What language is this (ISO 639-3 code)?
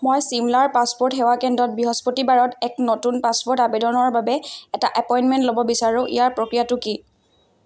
asm